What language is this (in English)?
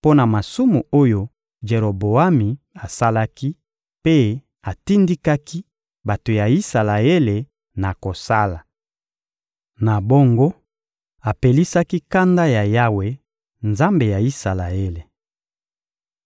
Lingala